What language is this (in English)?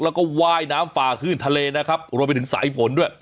Thai